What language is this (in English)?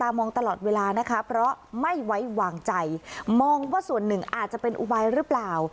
Thai